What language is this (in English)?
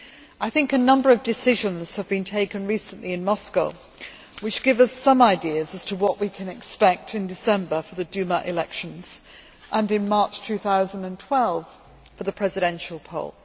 English